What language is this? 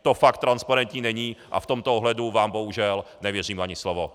Czech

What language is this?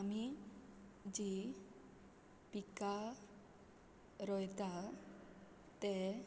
Konkani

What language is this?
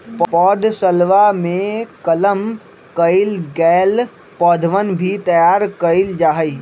Magahi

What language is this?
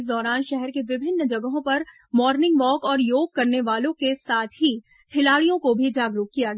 Hindi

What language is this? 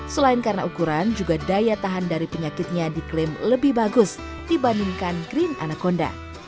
Indonesian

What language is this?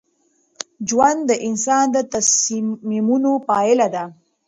Pashto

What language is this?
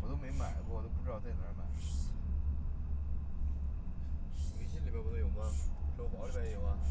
Chinese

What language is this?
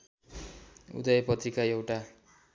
Nepali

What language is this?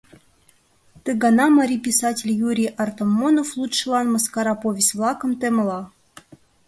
Mari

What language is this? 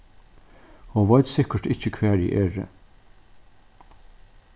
Faroese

